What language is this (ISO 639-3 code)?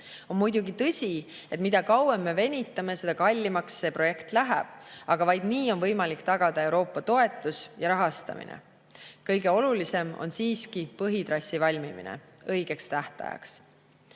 est